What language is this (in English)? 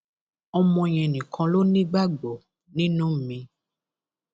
Yoruba